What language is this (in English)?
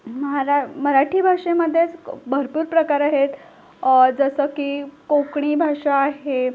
Marathi